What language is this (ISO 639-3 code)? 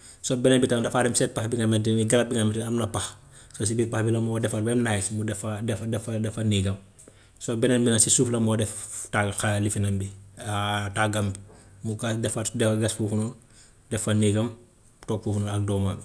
wof